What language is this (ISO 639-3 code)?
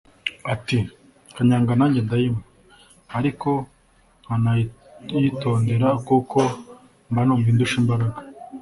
kin